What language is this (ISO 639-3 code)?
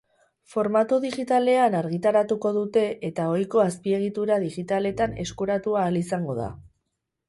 eus